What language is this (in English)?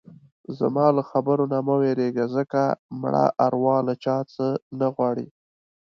Pashto